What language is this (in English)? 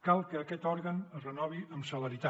Catalan